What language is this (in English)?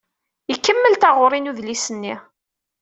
Kabyle